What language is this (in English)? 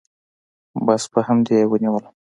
Pashto